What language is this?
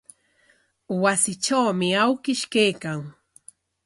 Corongo Ancash Quechua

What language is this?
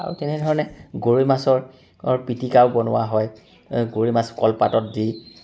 Assamese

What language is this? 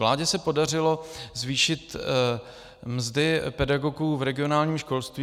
Czech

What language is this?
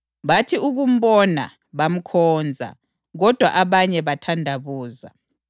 North Ndebele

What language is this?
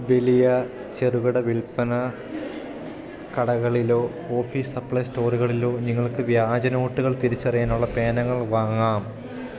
Malayalam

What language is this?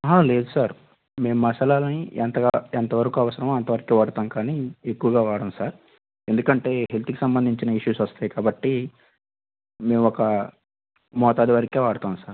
Telugu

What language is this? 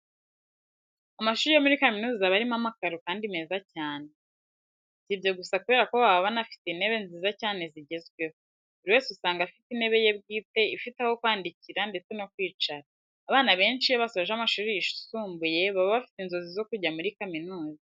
Kinyarwanda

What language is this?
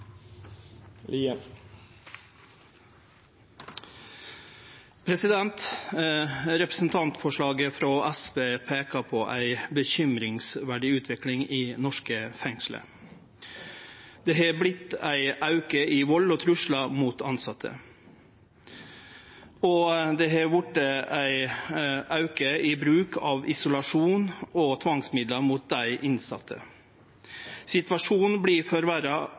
Norwegian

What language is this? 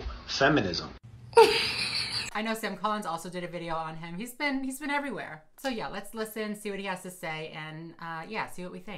English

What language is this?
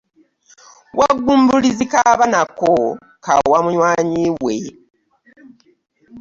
Ganda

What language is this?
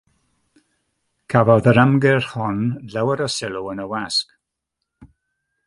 Welsh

